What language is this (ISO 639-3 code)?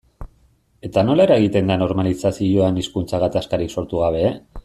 eus